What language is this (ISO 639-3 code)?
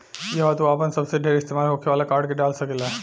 bho